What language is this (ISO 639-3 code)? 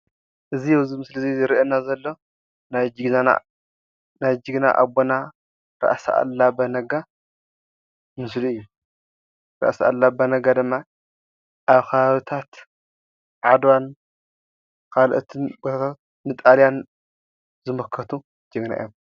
tir